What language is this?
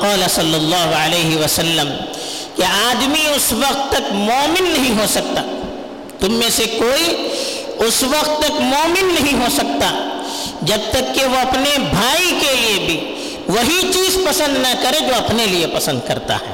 Urdu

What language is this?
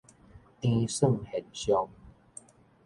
Min Nan Chinese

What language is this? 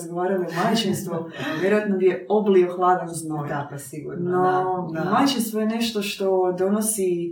Croatian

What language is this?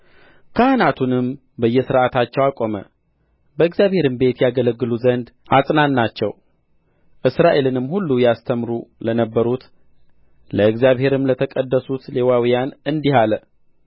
Amharic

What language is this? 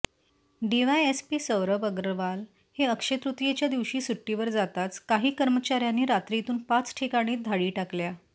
Marathi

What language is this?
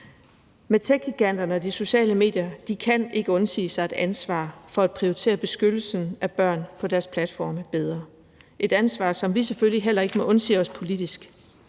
Danish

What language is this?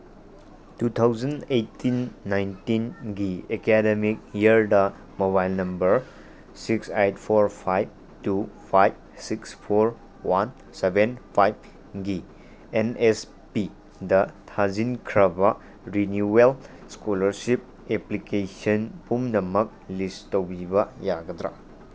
Manipuri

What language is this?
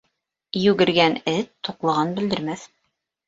Bashkir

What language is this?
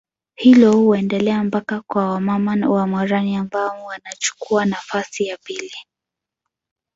Swahili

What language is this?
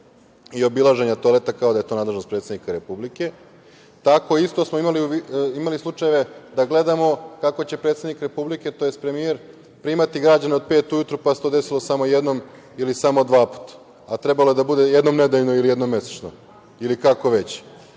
Serbian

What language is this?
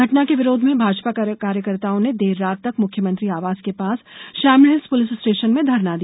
Hindi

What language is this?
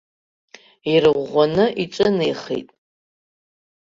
Abkhazian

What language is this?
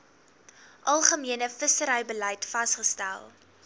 Afrikaans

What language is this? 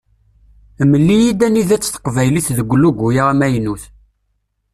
Kabyle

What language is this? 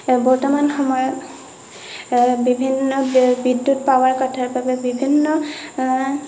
Assamese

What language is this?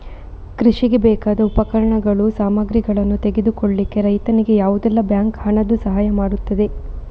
Kannada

